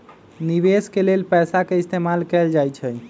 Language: Magahi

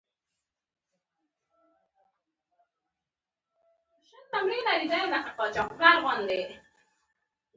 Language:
Pashto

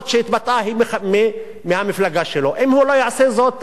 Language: Hebrew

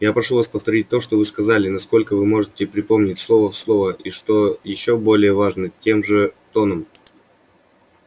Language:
Russian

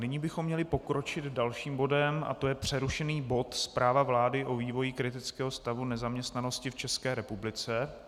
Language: Czech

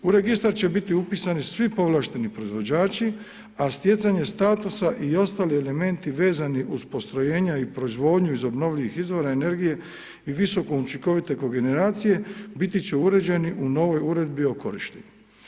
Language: Croatian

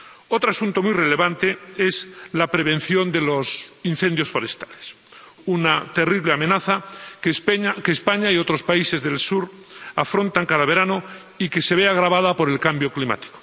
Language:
Spanish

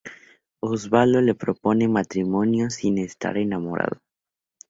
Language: Spanish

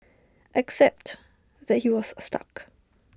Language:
English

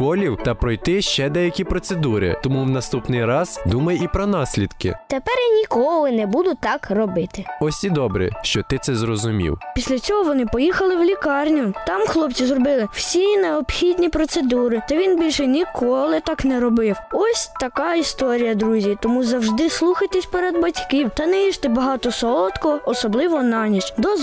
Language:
Ukrainian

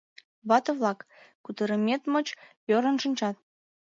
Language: Mari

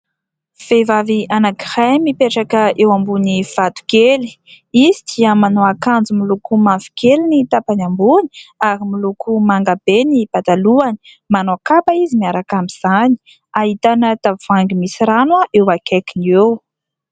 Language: Malagasy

